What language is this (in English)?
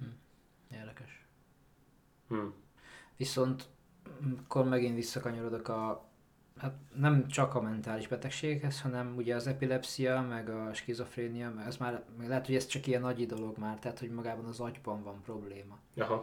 Hungarian